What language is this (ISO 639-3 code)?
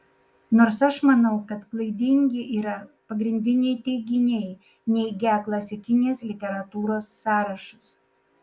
lit